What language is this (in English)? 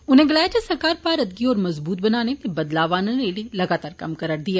Dogri